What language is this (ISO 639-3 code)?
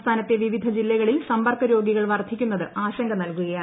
mal